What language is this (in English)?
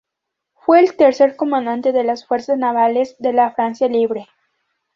Spanish